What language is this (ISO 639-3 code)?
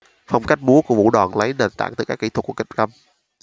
vie